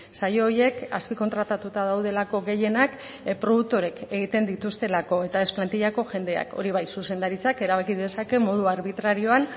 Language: Basque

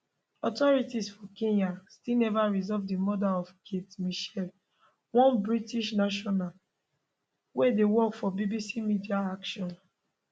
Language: Nigerian Pidgin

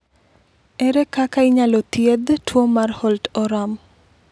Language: Luo (Kenya and Tanzania)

